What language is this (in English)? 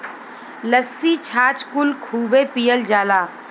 Bhojpuri